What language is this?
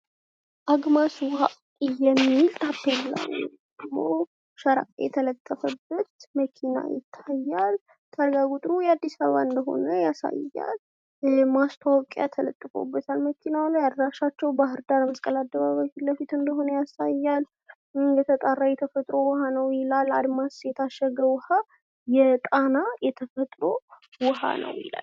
Amharic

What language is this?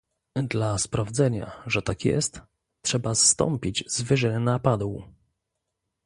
Polish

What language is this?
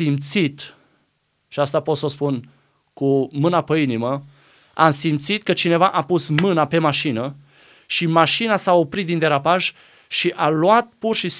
Romanian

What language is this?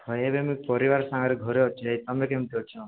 Odia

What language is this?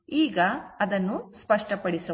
Kannada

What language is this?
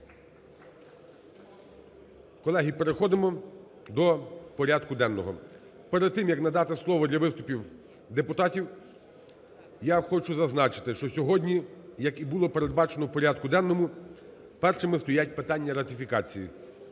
Ukrainian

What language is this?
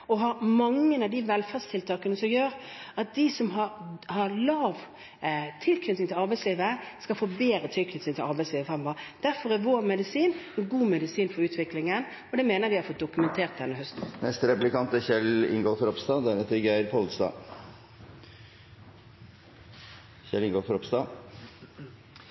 Norwegian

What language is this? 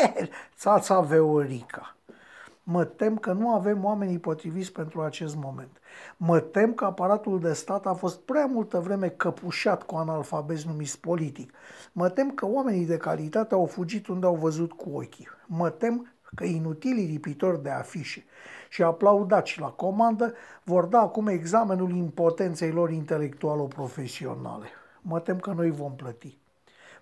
Romanian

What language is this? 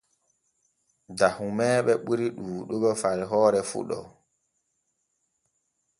Borgu Fulfulde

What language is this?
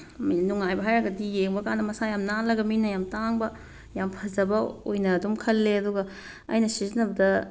Manipuri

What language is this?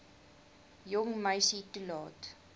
Afrikaans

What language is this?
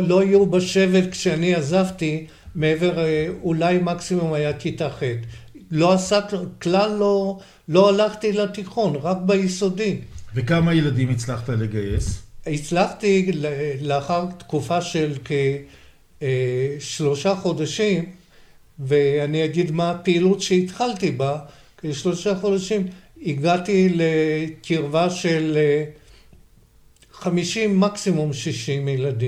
Hebrew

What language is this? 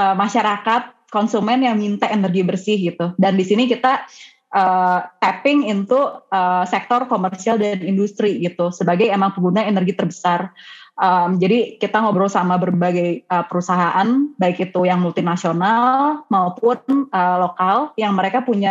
Indonesian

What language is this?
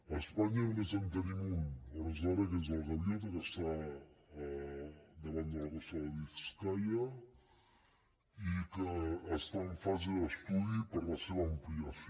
Catalan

